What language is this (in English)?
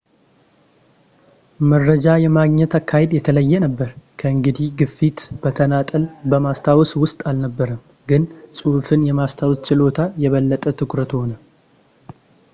Amharic